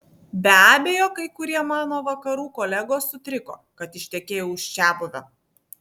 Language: Lithuanian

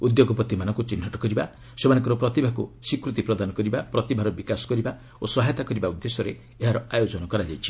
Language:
Odia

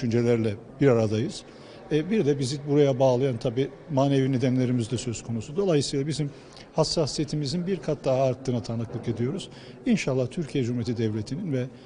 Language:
Turkish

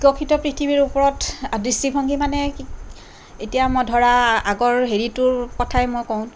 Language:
Assamese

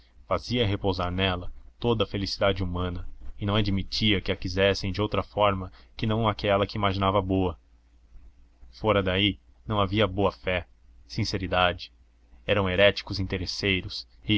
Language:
Portuguese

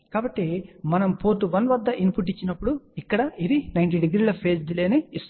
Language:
Telugu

